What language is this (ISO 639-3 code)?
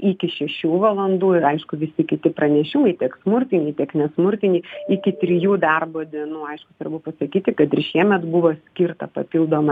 lit